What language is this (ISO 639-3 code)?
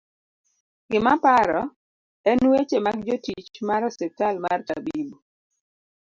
luo